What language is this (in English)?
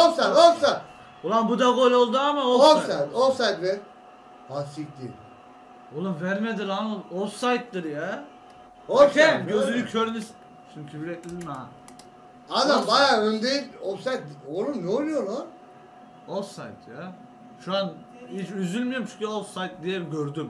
Turkish